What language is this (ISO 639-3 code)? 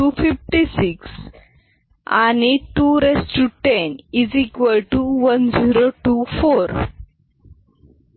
mar